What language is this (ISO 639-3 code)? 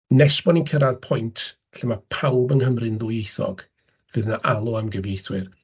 cym